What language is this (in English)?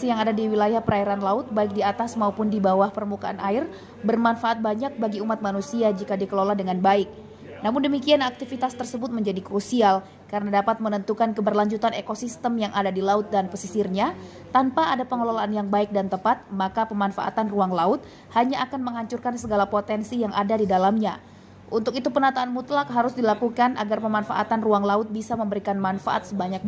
Indonesian